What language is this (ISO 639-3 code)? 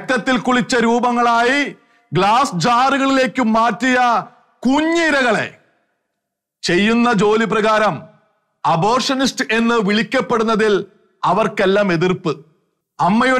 tur